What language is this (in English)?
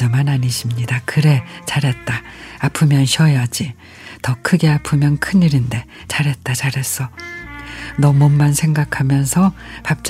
Korean